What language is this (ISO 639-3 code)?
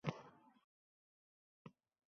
uzb